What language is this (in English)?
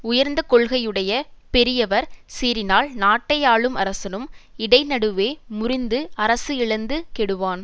Tamil